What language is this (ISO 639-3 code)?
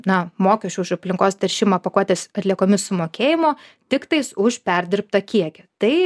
lit